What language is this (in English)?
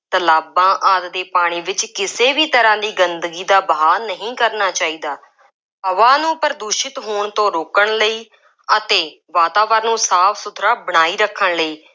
Punjabi